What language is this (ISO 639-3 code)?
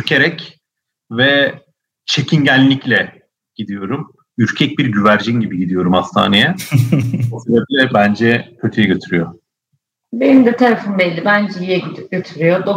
tur